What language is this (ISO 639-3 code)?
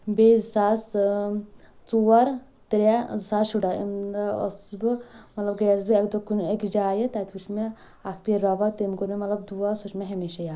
kas